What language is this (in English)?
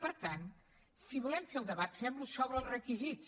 Catalan